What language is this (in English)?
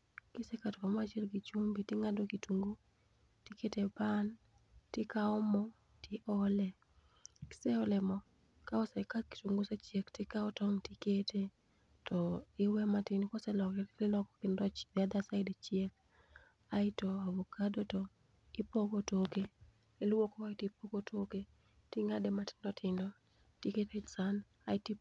Luo (Kenya and Tanzania)